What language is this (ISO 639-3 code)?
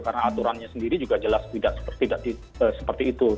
ind